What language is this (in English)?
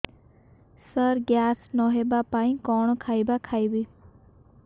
Odia